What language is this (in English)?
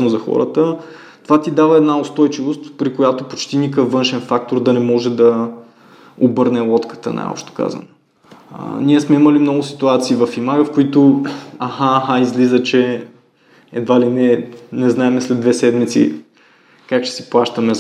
Bulgarian